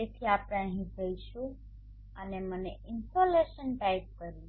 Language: Gujarati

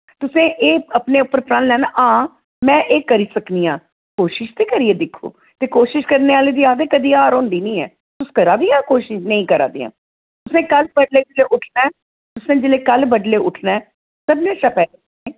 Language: Dogri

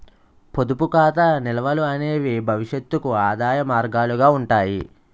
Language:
Telugu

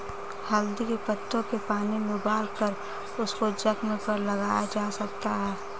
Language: Hindi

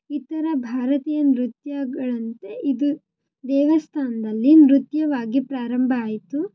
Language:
Kannada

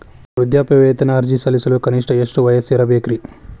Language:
Kannada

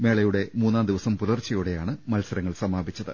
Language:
Malayalam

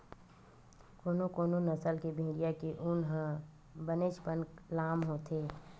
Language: Chhattisgarhi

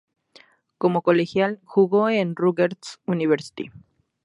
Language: Spanish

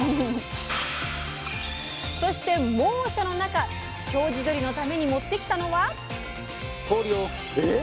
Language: Japanese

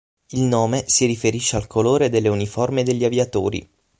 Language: Italian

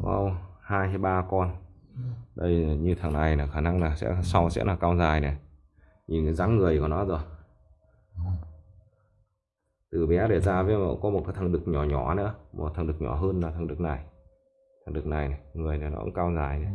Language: Vietnamese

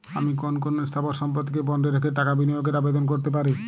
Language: Bangla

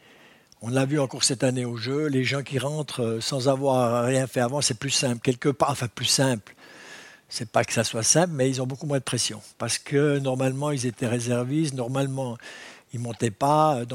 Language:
French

